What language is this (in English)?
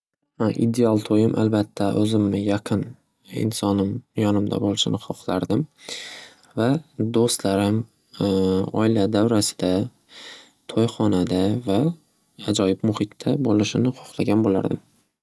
Uzbek